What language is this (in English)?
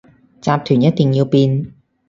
Cantonese